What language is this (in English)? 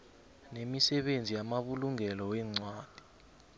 South Ndebele